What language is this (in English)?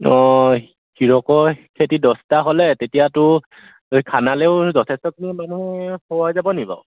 Assamese